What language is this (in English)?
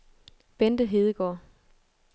Danish